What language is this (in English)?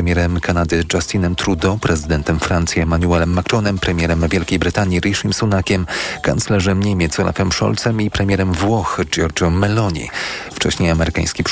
Polish